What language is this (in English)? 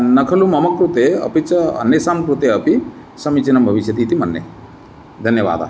Sanskrit